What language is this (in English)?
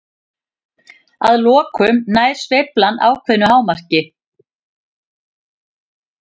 Icelandic